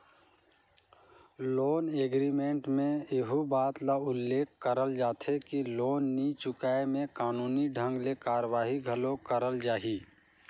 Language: Chhattisgarhi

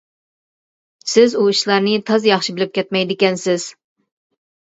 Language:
Uyghur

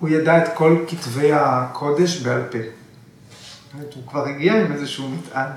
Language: Hebrew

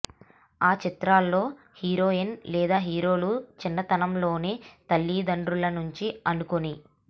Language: Telugu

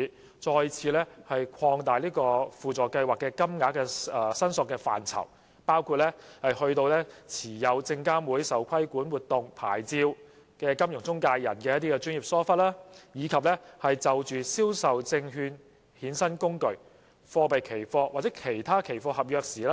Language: Cantonese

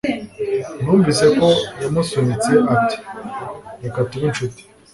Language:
Kinyarwanda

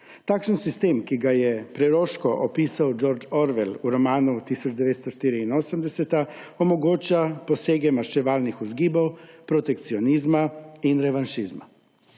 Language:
Slovenian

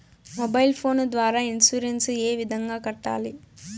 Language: Telugu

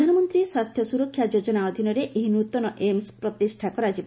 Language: Odia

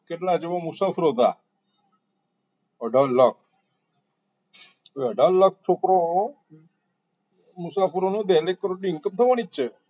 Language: Gujarati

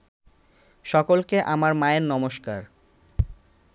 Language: Bangla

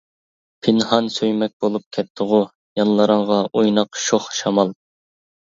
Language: Uyghur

